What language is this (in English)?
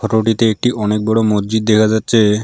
Bangla